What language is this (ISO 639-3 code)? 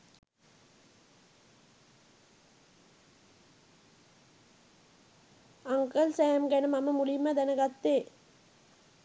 sin